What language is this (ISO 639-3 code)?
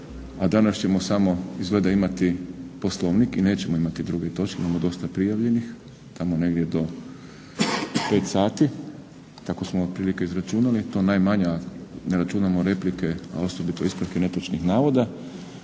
hrv